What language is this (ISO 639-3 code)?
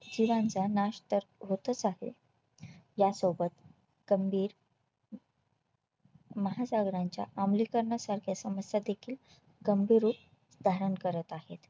mar